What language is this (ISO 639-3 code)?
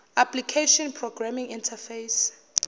zul